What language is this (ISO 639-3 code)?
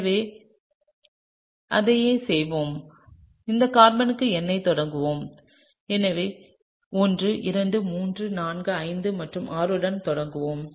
tam